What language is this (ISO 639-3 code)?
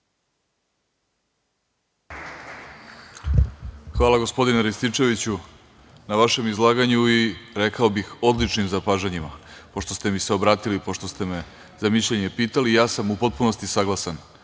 srp